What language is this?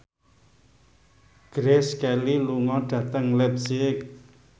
Javanese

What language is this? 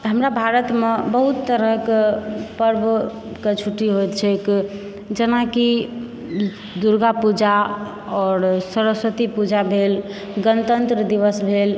Maithili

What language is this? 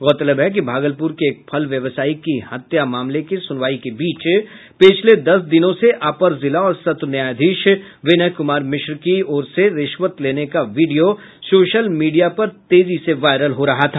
Hindi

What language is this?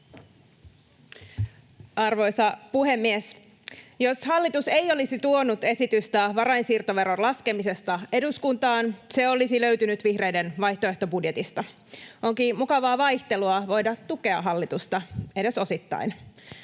Finnish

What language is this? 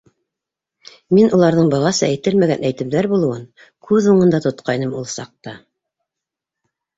Bashkir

